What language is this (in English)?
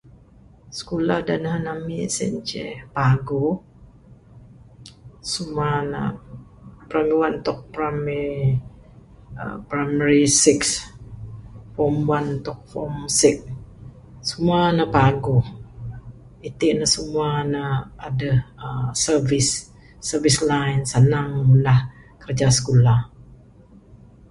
Bukar-Sadung Bidayuh